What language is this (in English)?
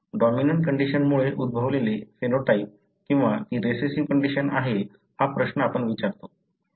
Marathi